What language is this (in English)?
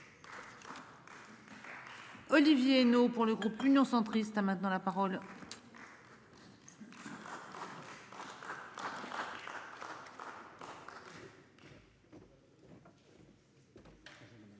French